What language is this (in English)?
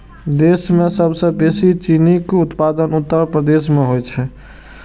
Maithili